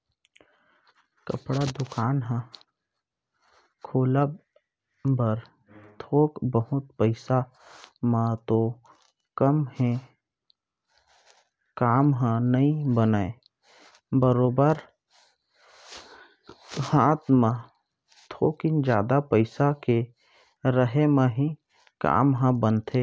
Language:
Chhattisgarhi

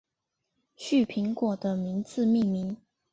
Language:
Chinese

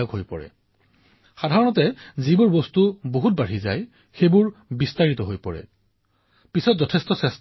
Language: Assamese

